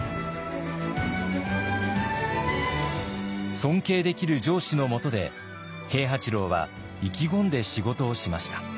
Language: Japanese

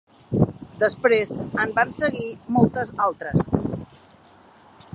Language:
Catalan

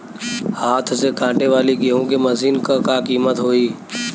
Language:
Bhojpuri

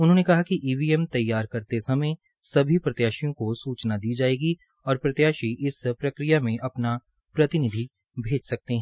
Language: Hindi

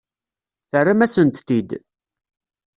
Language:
Kabyle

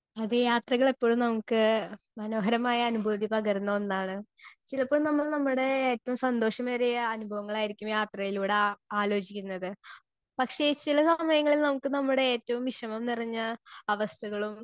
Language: Malayalam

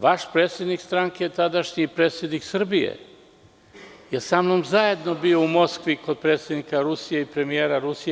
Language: Serbian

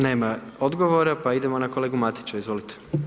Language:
Croatian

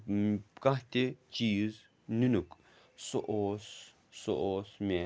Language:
Kashmiri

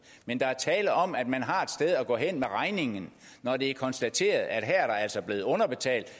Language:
Danish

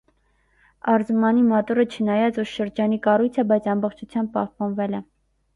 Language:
Armenian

